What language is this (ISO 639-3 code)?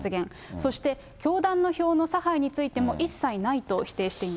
jpn